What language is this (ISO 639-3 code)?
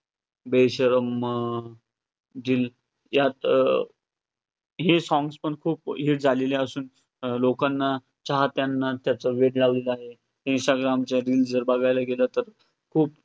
mar